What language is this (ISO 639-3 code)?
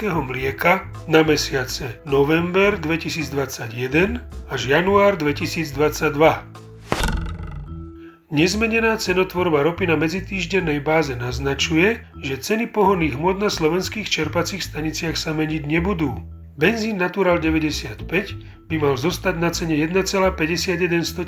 slk